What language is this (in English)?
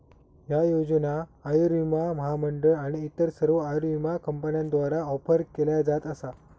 Marathi